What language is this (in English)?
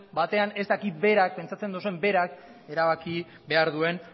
Basque